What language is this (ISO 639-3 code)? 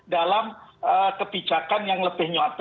ind